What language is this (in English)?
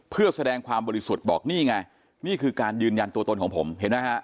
Thai